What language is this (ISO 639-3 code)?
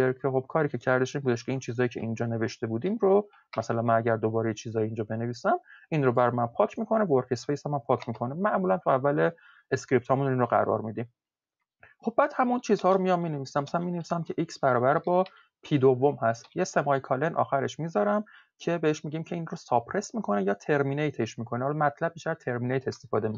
fas